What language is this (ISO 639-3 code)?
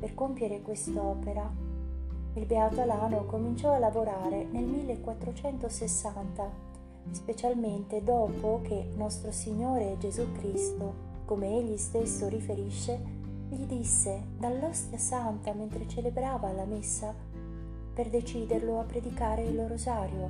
ita